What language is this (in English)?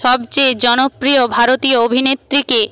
Bangla